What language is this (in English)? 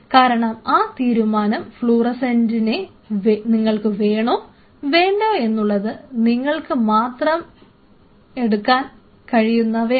Malayalam